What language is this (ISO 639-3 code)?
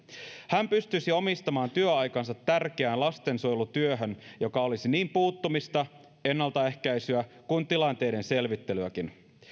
fin